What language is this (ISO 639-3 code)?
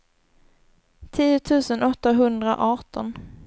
swe